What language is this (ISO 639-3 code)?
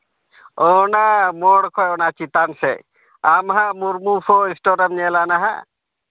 sat